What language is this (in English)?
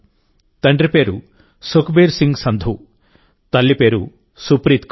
Telugu